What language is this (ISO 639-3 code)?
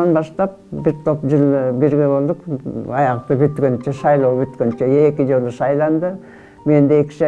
tur